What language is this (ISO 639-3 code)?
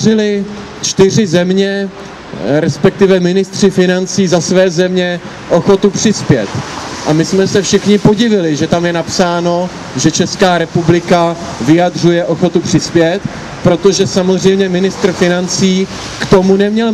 ces